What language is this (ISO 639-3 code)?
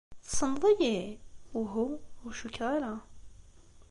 kab